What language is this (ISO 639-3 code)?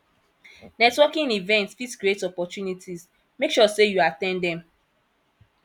pcm